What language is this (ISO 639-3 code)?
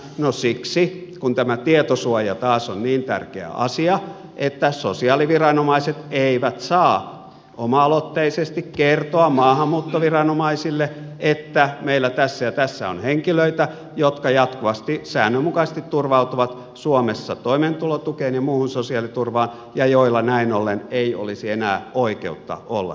fin